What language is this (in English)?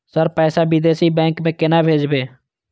Maithili